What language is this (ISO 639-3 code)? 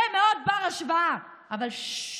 heb